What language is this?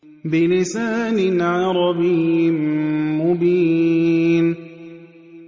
Arabic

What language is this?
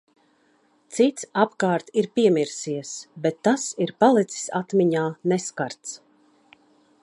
Latvian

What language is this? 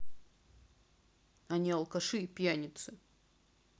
Russian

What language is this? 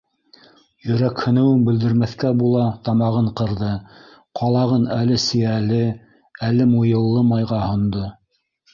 Bashkir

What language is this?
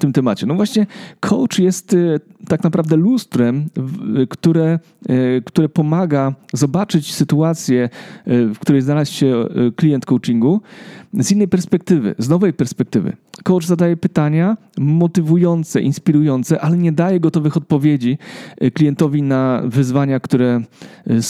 Polish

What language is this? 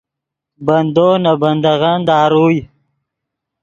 Yidgha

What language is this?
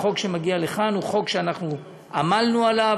Hebrew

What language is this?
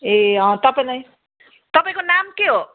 Nepali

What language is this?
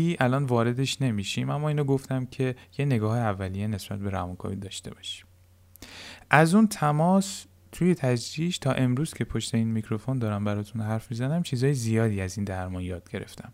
Persian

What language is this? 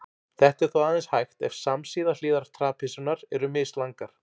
Icelandic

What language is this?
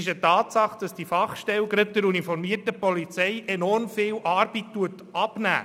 Swiss German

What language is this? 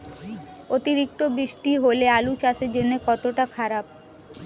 Bangla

